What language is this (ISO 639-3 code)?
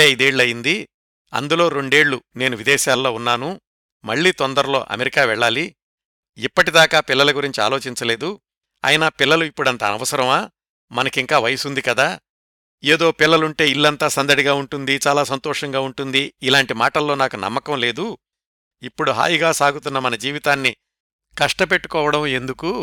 tel